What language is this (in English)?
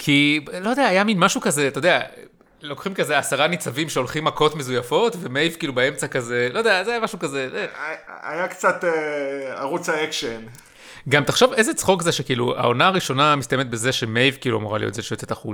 Hebrew